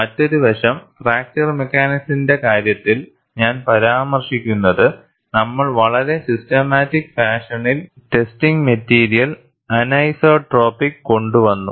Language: Malayalam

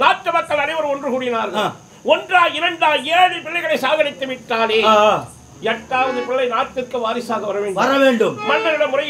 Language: Arabic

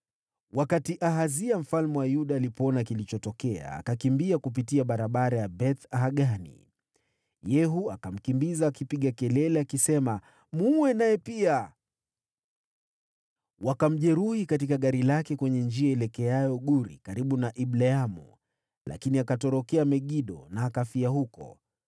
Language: Swahili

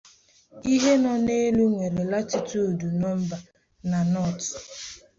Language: Igbo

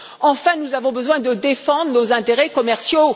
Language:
French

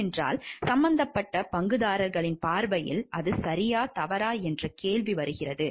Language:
Tamil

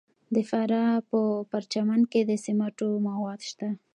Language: Pashto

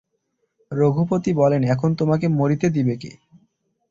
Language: Bangla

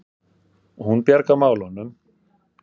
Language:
Icelandic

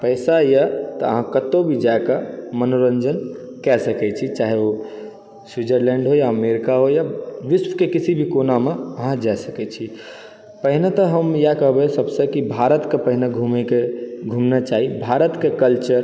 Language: Maithili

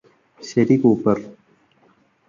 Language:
Malayalam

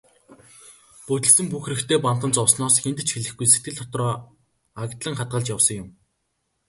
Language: Mongolian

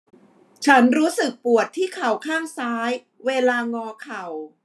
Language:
Thai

